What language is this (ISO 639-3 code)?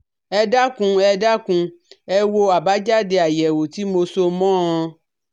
yor